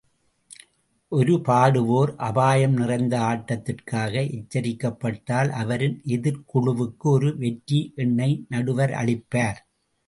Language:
Tamil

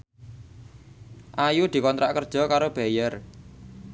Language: Javanese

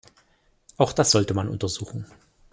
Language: German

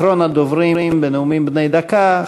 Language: Hebrew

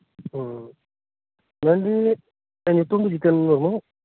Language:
Santali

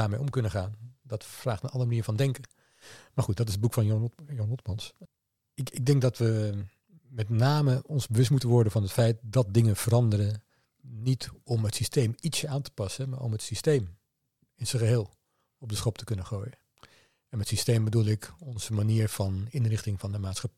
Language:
Dutch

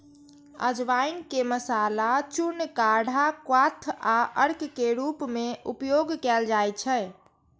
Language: Maithili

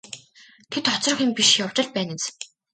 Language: Mongolian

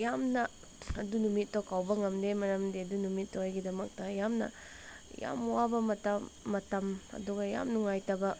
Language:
Manipuri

